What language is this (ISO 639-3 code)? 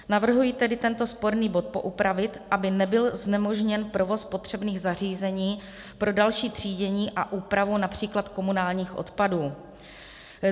ces